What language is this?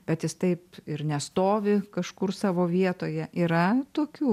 Lithuanian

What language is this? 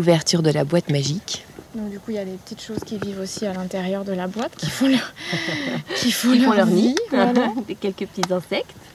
French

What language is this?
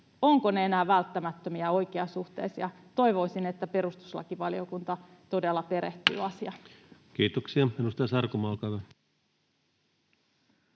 Finnish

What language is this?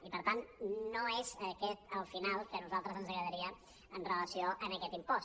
Catalan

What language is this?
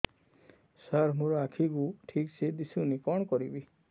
Odia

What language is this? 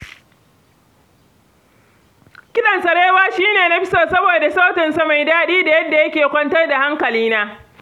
Hausa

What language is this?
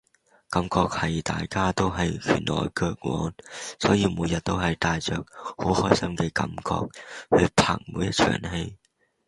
Cantonese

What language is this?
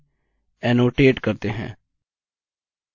Hindi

